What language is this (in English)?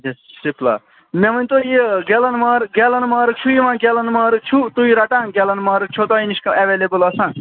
Kashmiri